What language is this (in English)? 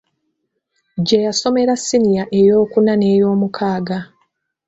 Ganda